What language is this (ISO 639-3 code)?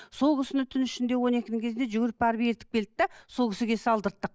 kaz